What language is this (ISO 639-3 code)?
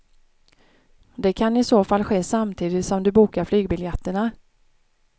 swe